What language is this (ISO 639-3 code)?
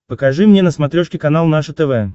rus